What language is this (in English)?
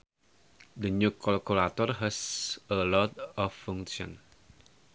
Sundanese